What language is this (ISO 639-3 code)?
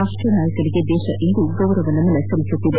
kan